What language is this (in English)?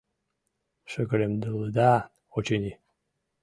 Mari